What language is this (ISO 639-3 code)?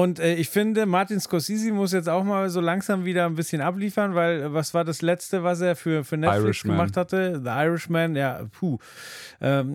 deu